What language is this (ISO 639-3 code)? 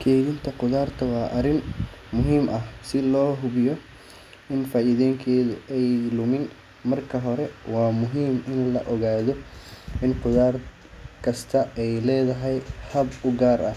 som